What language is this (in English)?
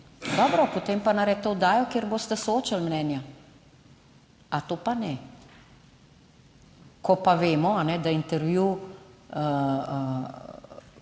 Slovenian